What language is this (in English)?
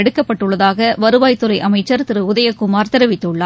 Tamil